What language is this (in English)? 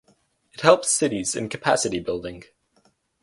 English